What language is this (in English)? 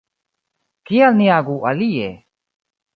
Esperanto